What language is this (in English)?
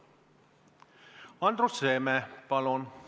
Estonian